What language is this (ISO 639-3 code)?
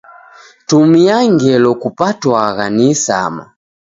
dav